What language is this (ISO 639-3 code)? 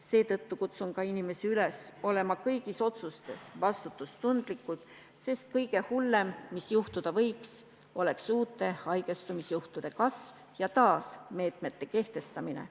est